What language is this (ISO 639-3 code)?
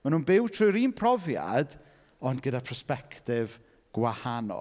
cym